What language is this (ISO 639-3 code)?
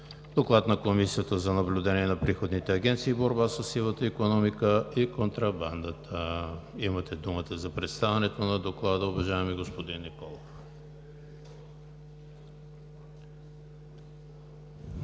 bul